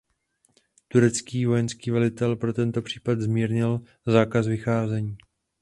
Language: Czech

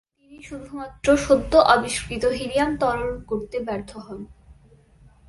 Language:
Bangla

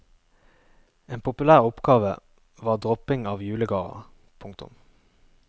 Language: Norwegian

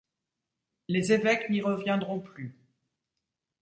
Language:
French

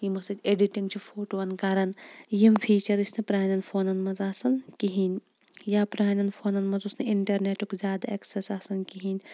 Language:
Kashmiri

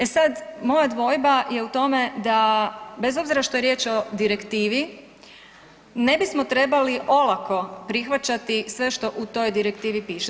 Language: Croatian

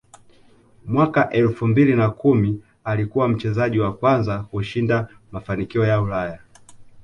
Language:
Swahili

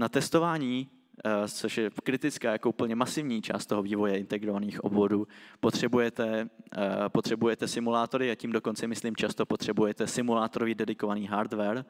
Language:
Czech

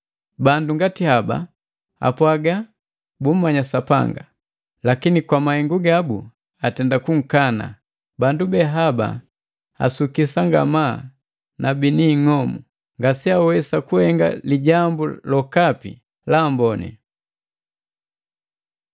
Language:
Matengo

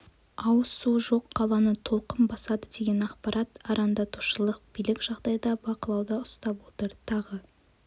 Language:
Kazakh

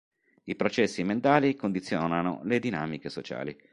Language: Italian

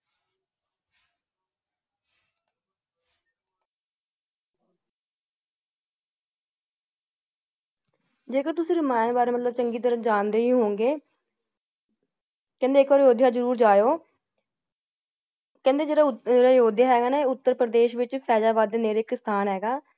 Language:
Punjabi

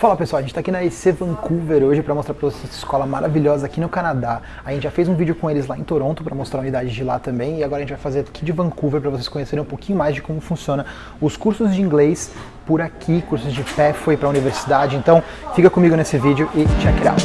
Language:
Portuguese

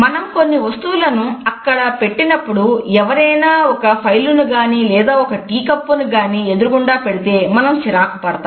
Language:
Telugu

